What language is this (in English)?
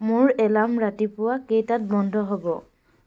Assamese